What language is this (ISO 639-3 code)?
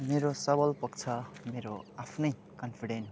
nep